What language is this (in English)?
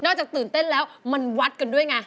Thai